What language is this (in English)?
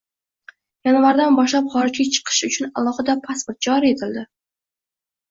Uzbek